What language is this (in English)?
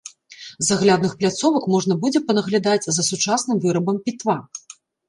Belarusian